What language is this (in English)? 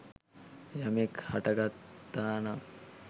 Sinhala